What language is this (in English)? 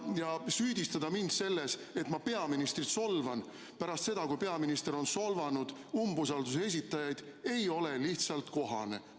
Estonian